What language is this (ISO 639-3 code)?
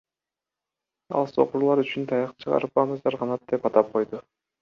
kir